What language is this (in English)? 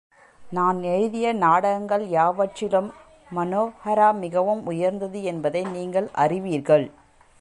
Tamil